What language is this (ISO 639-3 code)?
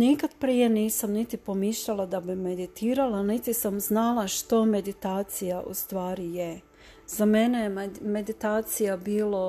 hrv